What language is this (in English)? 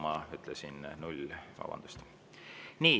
Estonian